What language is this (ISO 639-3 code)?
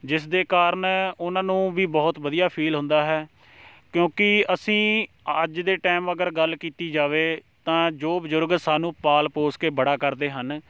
pan